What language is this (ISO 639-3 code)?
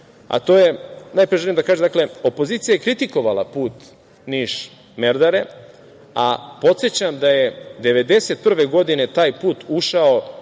srp